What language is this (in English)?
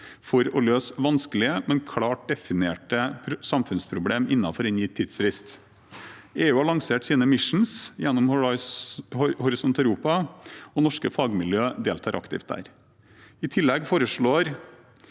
Norwegian